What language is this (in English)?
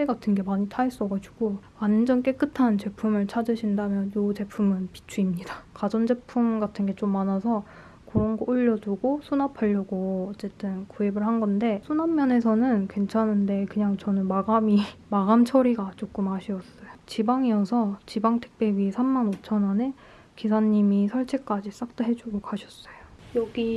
Korean